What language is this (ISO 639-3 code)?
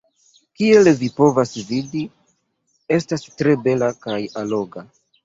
epo